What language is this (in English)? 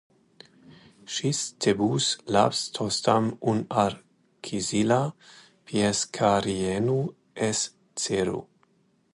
Latvian